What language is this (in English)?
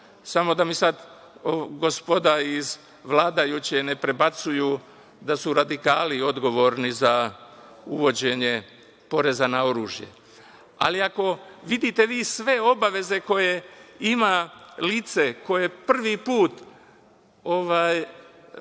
Serbian